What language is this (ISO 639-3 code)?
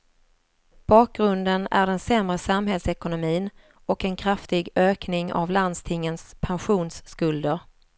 swe